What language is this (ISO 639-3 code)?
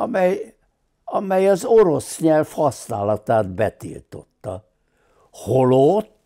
hun